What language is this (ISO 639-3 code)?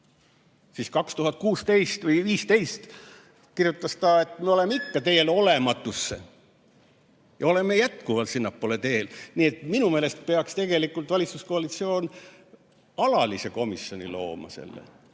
est